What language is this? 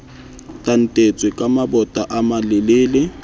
Southern Sotho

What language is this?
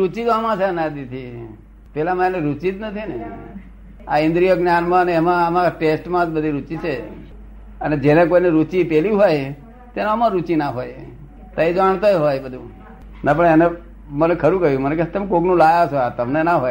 Gujarati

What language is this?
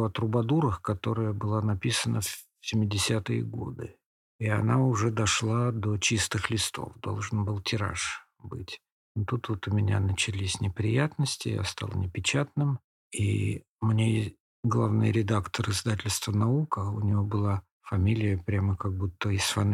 Russian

